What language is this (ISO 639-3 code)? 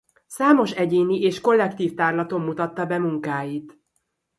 hun